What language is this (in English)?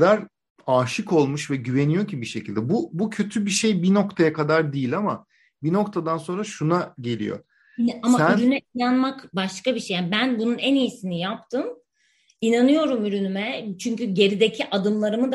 Turkish